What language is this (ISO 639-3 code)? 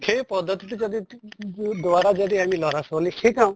asm